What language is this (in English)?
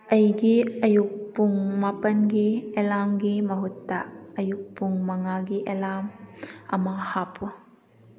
Manipuri